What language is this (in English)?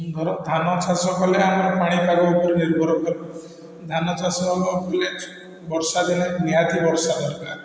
Odia